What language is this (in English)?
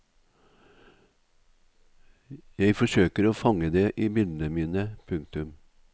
Norwegian